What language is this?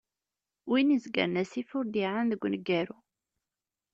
Kabyle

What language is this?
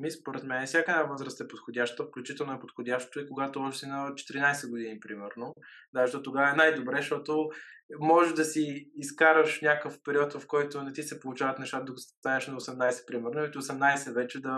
Bulgarian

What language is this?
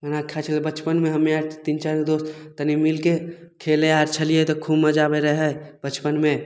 Maithili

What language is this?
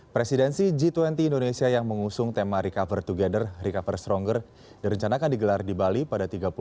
Indonesian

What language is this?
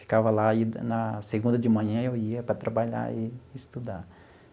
Portuguese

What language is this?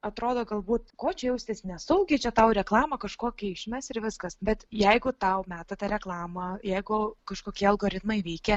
Lithuanian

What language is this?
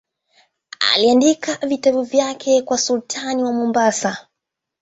Swahili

